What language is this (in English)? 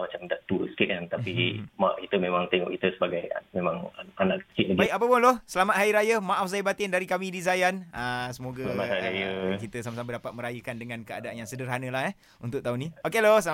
Malay